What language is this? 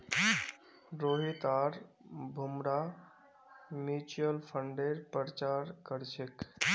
Magahi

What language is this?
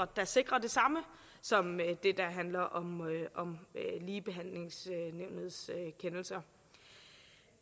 Danish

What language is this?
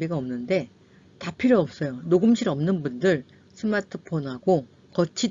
Korean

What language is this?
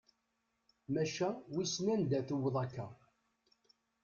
Kabyle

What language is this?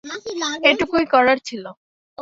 Bangla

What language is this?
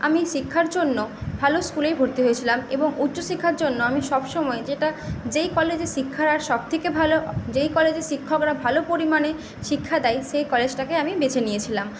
Bangla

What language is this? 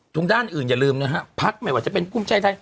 Thai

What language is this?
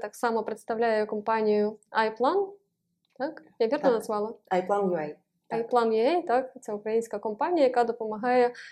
Ukrainian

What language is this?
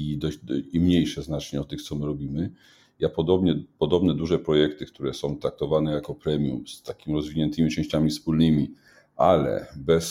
Polish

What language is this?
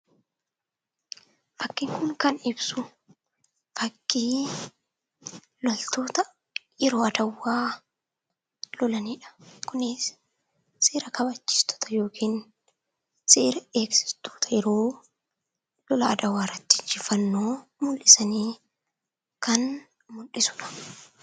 Oromo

